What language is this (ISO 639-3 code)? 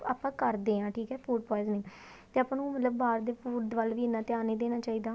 pan